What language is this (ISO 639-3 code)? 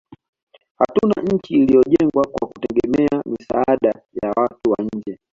swa